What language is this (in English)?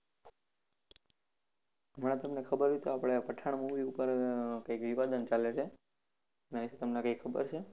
Gujarati